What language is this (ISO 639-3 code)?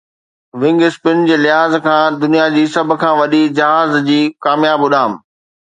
snd